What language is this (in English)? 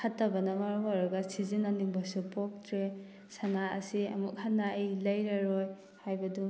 Manipuri